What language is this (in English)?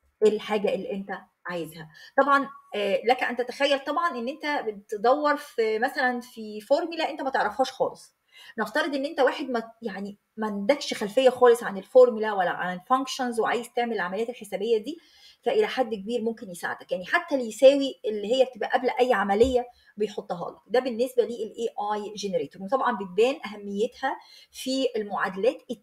Arabic